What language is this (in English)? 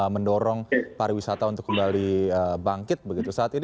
Indonesian